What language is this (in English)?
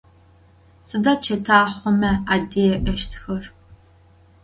Adyghe